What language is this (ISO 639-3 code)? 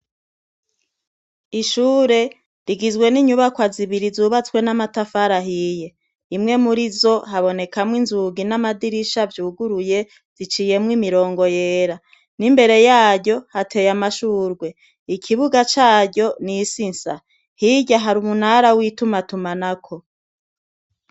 run